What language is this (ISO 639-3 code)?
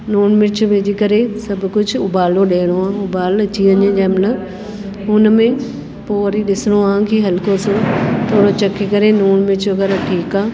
snd